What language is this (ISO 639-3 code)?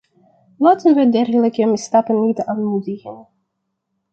nld